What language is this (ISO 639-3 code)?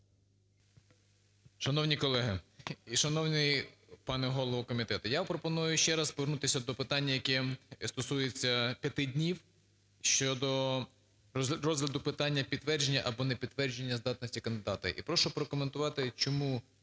ukr